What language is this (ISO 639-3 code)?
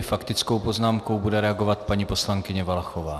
ces